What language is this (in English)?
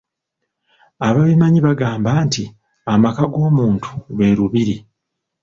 Ganda